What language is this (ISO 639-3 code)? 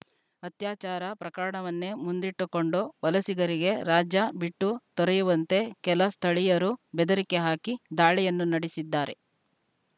kan